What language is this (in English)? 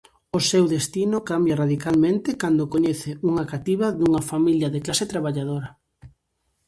Galician